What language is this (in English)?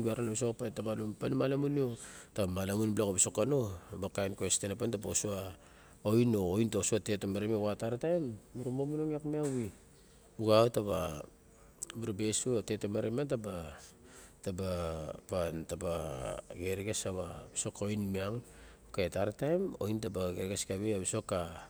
Barok